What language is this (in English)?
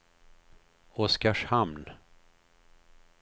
Swedish